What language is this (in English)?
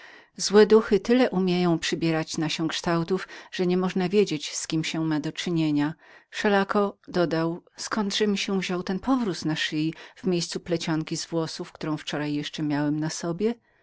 Polish